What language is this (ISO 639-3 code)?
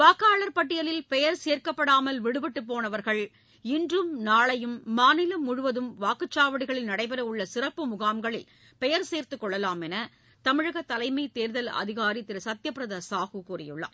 tam